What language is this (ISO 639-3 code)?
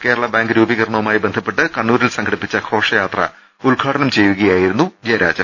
mal